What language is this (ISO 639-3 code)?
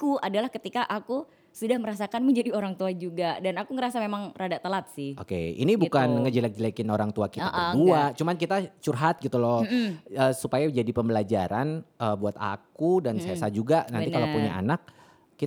ind